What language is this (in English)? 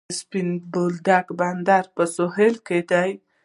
Pashto